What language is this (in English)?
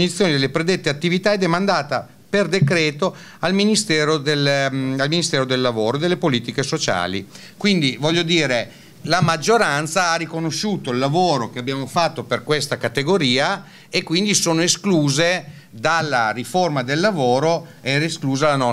Italian